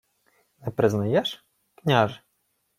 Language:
Ukrainian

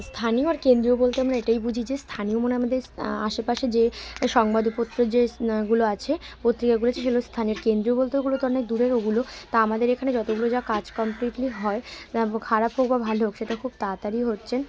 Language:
Bangla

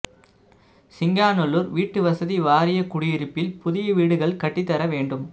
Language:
Tamil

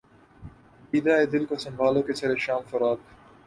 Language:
Urdu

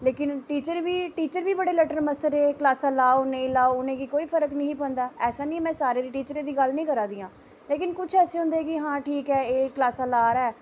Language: Dogri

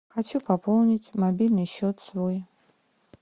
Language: Russian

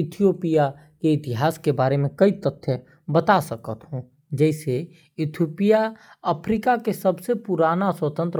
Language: Korwa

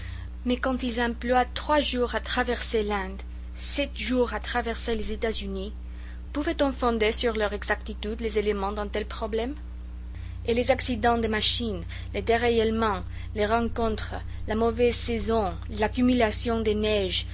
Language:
French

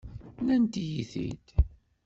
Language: Kabyle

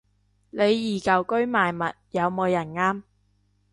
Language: Cantonese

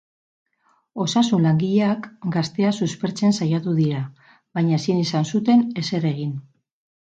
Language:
Basque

